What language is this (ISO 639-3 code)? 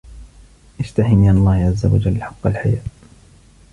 ara